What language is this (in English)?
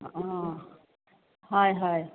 Assamese